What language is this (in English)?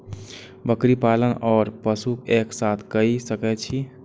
Maithili